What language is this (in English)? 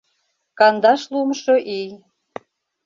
Mari